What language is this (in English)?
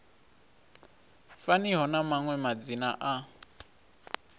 Venda